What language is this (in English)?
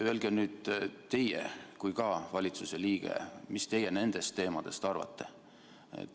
Estonian